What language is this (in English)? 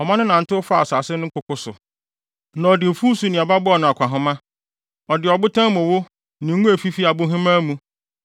Akan